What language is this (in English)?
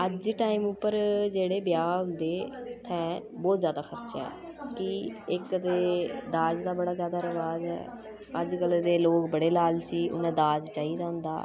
Dogri